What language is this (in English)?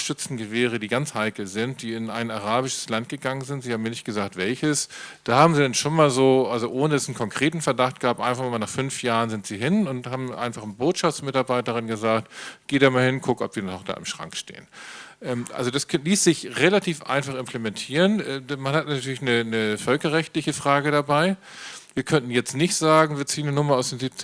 German